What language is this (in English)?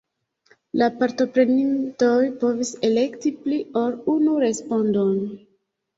Esperanto